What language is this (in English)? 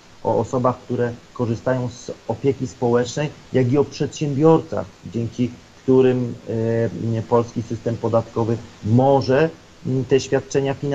Polish